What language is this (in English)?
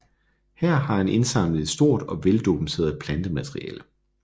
Danish